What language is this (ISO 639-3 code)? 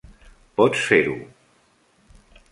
cat